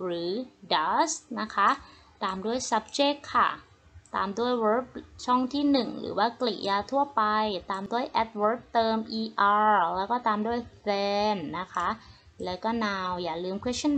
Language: Thai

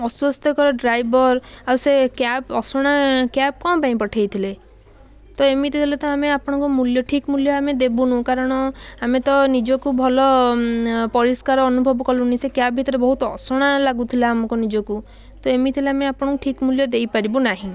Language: Odia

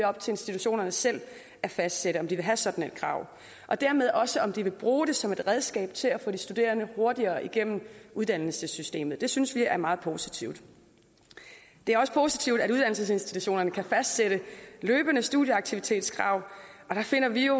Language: Danish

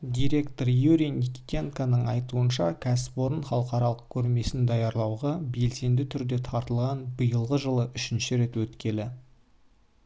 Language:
Kazakh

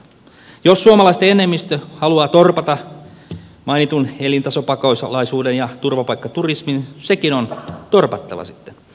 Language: Finnish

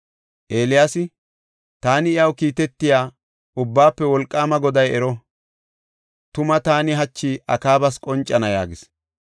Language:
Gofa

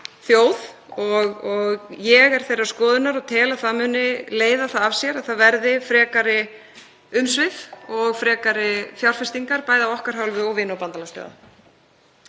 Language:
Icelandic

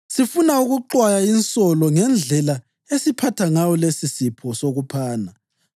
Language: North Ndebele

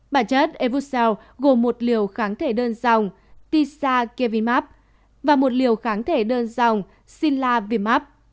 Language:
Vietnamese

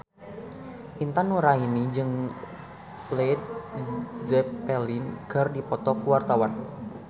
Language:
Sundanese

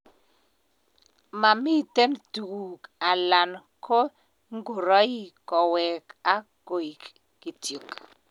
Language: Kalenjin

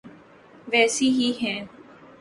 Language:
Urdu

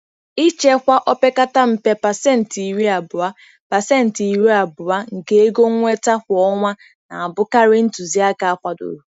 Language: Igbo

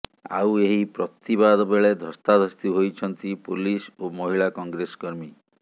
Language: Odia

